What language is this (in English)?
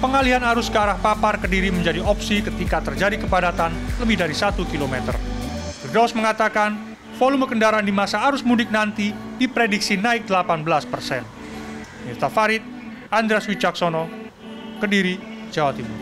Indonesian